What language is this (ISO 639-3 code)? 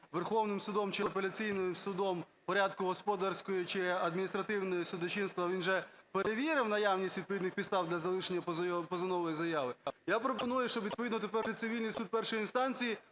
ukr